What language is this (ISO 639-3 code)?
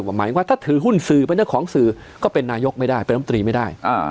tha